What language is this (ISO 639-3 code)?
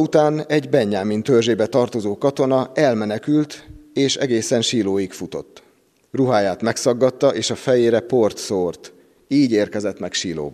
hun